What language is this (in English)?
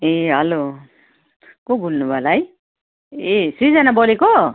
Nepali